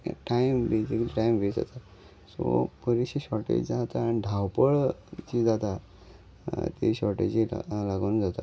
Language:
Konkani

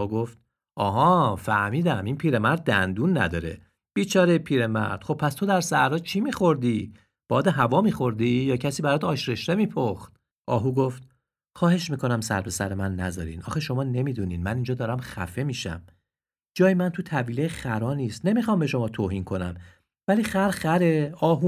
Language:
Persian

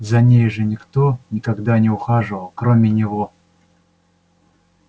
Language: Russian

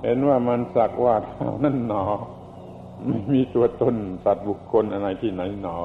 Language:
Thai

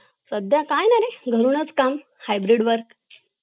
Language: Marathi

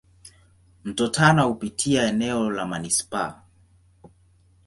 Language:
Swahili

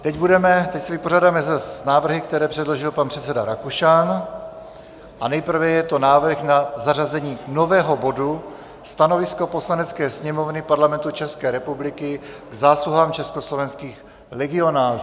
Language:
Czech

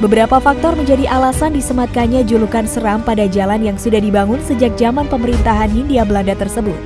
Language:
Indonesian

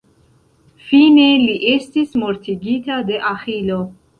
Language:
Esperanto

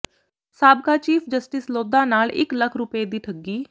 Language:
Punjabi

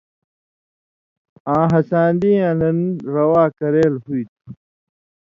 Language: Indus Kohistani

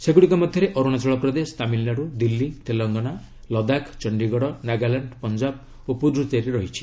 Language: Odia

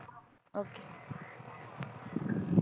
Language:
Punjabi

